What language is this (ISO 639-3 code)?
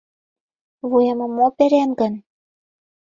chm